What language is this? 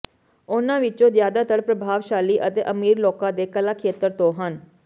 Punjabi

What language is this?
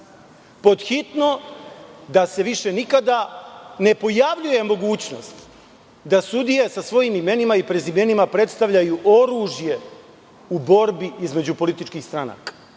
Serbian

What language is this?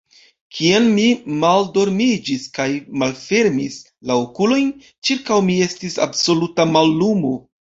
Esperanto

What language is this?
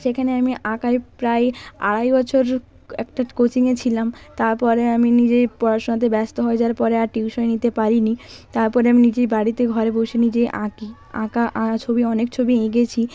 Bangla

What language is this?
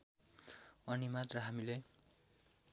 Nepali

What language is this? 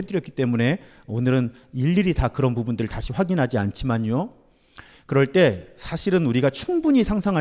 Korean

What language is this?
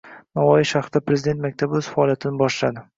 Uzbek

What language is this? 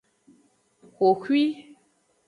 Aja (Benin)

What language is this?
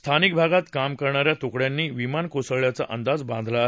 Marathi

